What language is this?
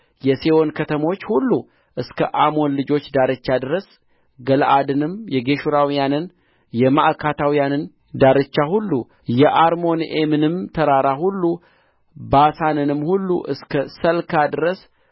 Amharic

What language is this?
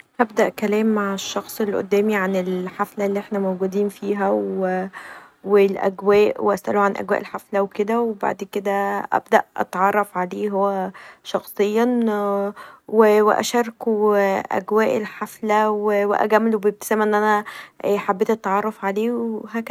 Egyptian Arabic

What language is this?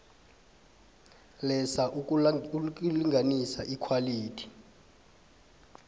South Ndebele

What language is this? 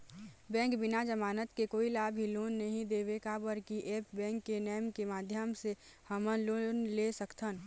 Chhattisgarhi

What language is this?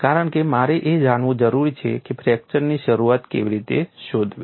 Gujarati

